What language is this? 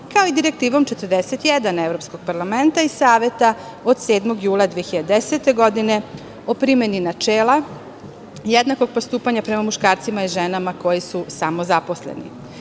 Serbian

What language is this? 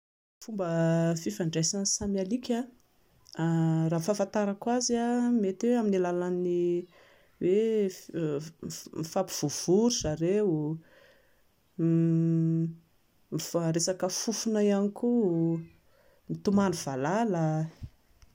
Malagasy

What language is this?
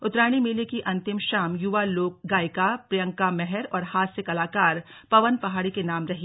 Hindi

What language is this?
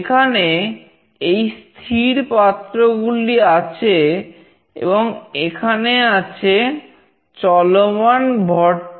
Bangla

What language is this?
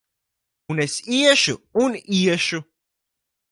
Latvian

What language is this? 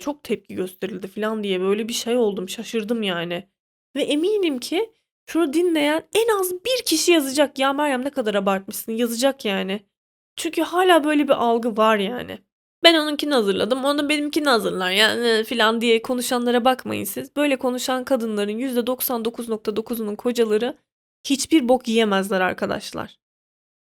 Turkish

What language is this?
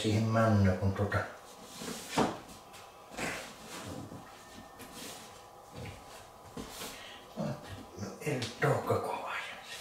Finnish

